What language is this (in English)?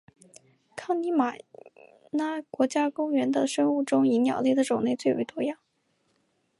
Chinese